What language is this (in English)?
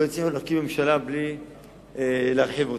Hebrew